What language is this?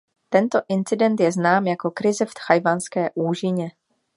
Czech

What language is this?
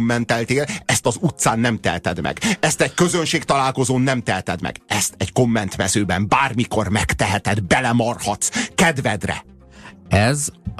Hungarian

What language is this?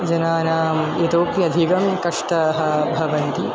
Sanskrit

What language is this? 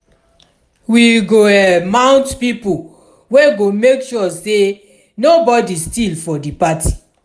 Nigerian Pidgin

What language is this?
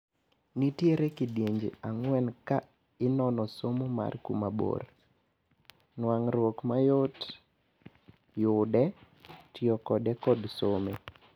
Luo (Kenya and Tanzania)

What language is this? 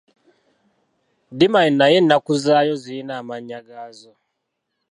Ganda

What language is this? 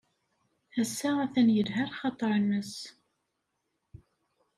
Kabyle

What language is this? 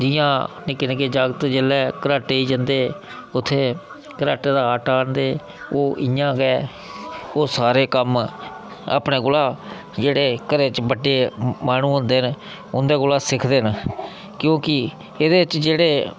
Dogri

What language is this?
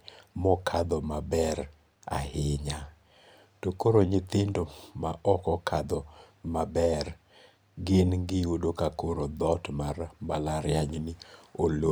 Luo (Kenya and Tanzania)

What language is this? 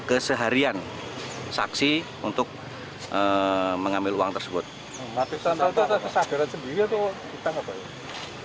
Indonesian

